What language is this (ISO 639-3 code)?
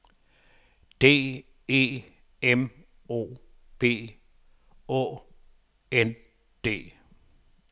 dan